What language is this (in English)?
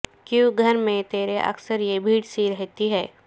Urdu